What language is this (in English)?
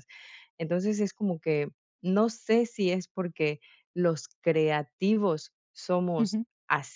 Spanish